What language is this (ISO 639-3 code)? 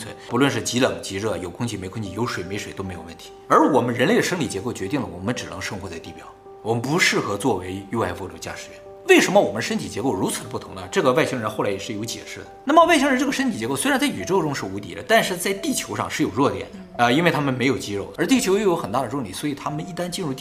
zho